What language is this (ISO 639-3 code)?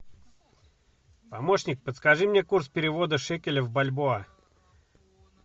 rus